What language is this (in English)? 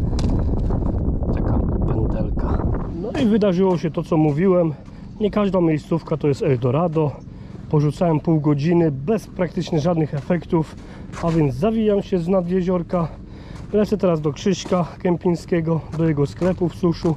Polish